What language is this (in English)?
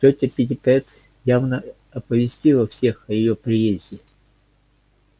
Russian